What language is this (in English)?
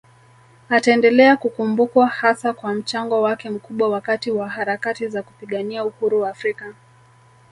Swahili